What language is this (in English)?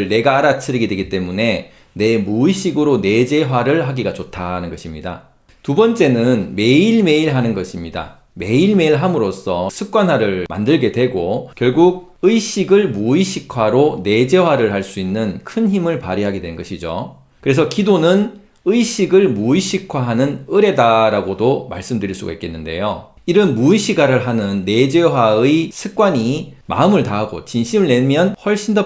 Korean